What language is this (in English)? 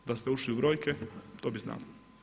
Croatian